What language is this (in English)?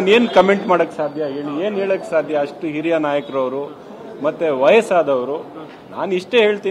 Kannada